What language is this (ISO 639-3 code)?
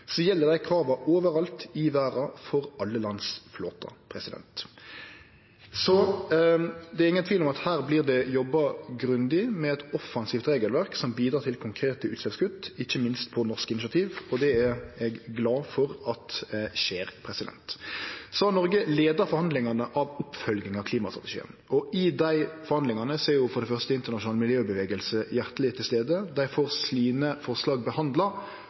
nno